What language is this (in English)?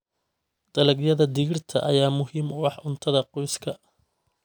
Somali